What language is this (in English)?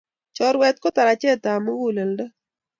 Kalenjin